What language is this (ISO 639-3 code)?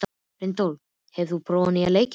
isl